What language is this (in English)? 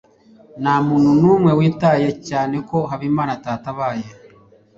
Kinyarwanda